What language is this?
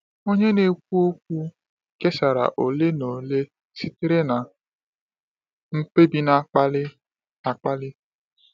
Igbo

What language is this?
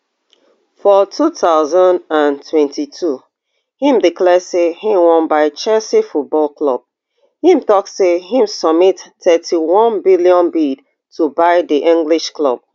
Nigerian Pidgin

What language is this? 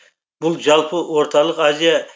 Kazakh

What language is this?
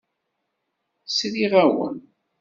Kabyle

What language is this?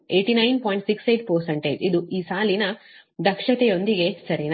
Kannada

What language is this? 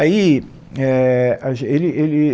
Portuguese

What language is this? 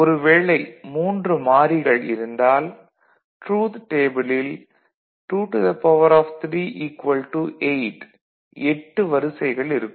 Tamil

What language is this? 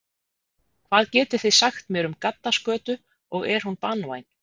Icelandic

